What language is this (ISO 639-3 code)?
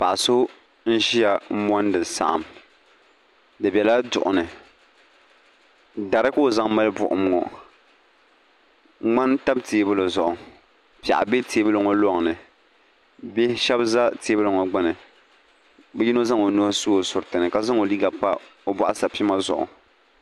dag